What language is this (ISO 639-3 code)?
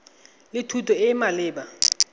tsn